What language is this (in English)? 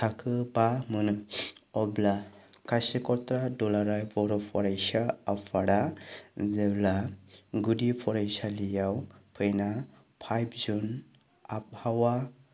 Bodo